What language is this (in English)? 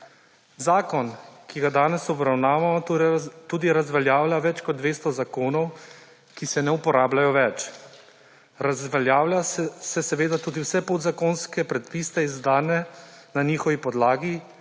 Slovenian